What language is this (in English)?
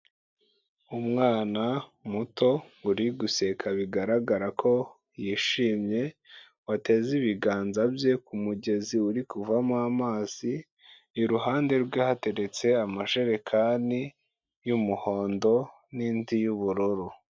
Kinyarwanda